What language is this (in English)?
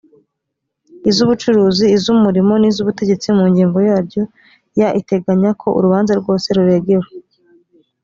Kinyarwanda